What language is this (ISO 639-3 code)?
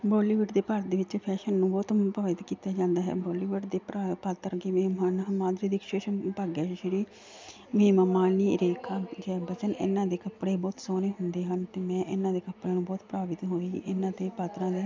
pan